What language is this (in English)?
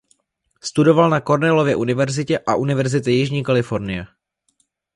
Czech